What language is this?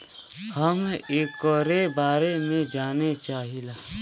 Bhojpuri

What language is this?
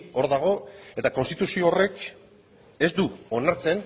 Basque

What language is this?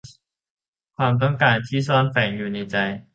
Thai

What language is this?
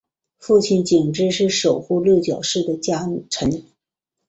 Chinese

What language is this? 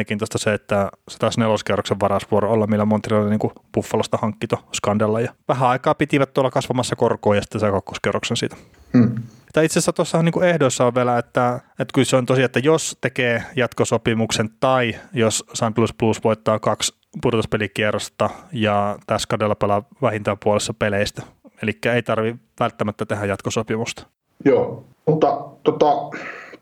Finnish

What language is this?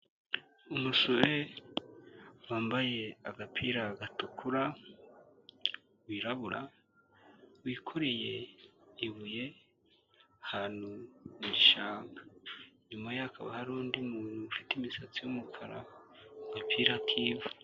Kinyarwanda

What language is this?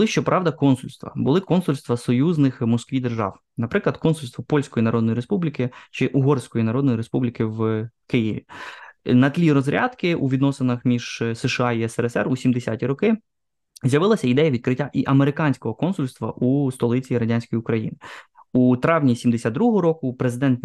Ukrainian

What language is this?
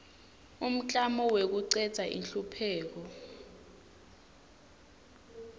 Swati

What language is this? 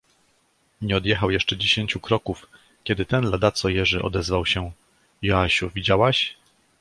Polish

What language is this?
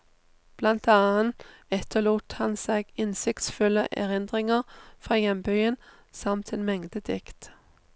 Norwegian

